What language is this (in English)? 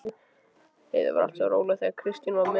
Icelandic